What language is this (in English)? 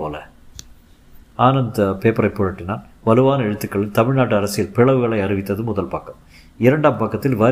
Tamil